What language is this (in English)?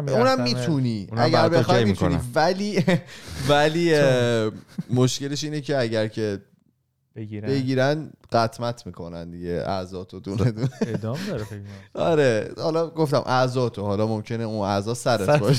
Persian